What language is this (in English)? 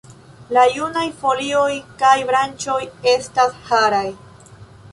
Esperanto